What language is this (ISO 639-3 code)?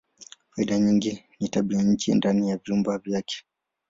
swa